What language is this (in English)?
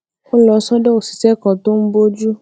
Yoruba